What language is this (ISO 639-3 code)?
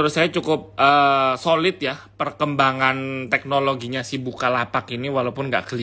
ind